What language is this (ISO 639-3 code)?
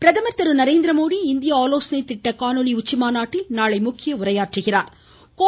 tam